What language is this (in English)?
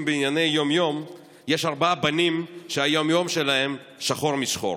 Hebrew